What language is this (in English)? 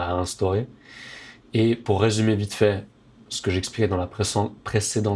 French